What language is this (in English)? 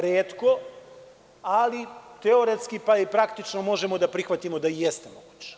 Serbian